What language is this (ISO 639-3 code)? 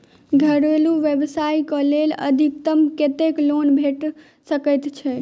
mai